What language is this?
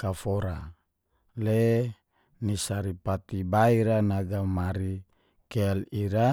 Geser-Gorom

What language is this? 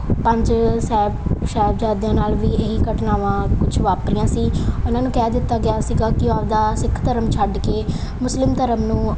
Punjabi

